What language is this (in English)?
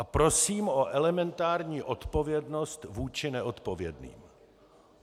Czech